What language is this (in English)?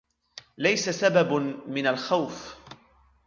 Arabic